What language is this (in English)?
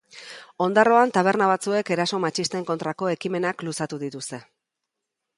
Basque